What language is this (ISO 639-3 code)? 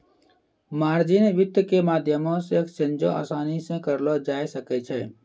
mai